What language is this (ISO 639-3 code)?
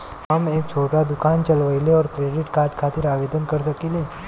bho